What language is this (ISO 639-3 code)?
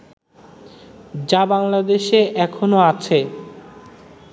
ben